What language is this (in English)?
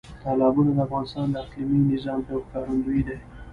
Pashto